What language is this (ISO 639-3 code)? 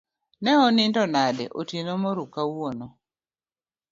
luo